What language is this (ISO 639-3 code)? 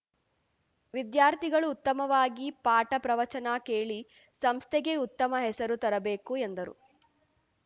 kan